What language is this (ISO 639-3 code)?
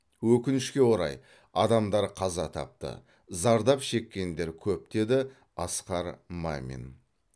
kaz